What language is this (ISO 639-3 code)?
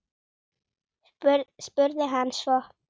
isl